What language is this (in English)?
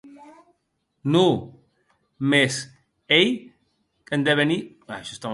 Occitan